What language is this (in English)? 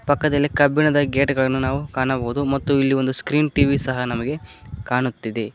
Kannada